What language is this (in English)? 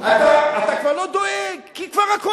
Hebrew